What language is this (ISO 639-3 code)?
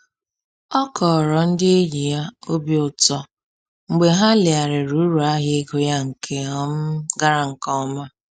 ibo